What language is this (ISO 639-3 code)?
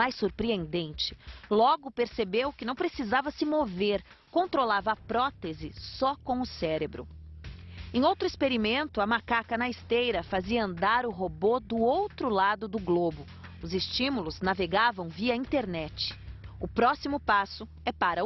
por